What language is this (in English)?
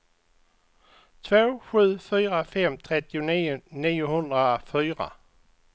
Swedish